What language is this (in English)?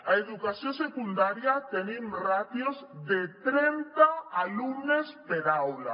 Catalan